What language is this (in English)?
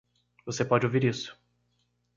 Portuguese